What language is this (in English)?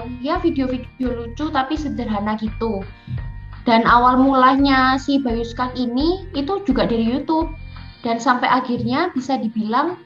Indonesian